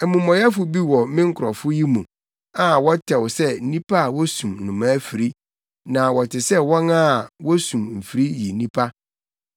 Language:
Akan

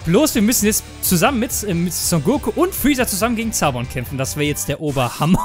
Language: German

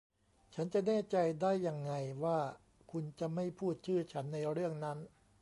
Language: Thai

